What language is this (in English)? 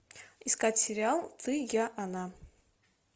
Russian